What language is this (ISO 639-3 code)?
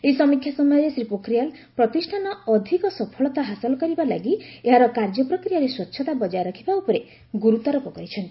ori